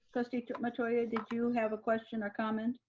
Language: English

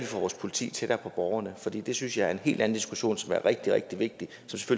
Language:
Danish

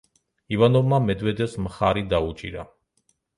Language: Georgian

